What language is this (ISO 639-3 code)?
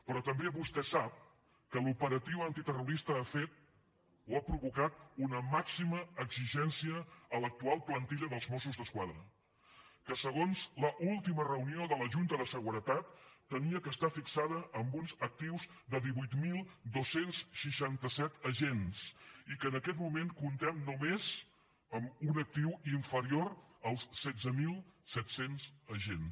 cat